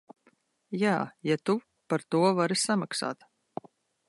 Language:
Latvian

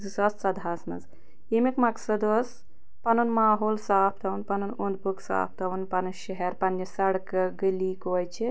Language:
Kashmiri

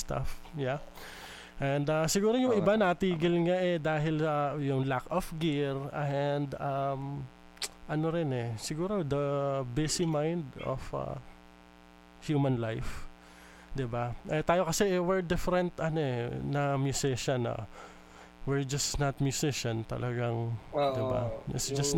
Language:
Filipino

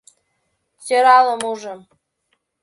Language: Mari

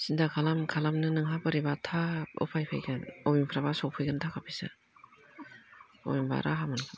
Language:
Bodo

